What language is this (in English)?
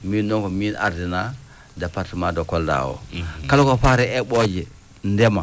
Fula